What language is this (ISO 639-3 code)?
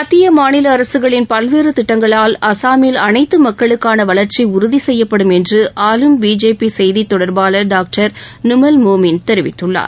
tam